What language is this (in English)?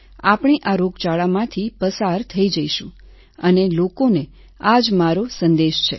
Gujarati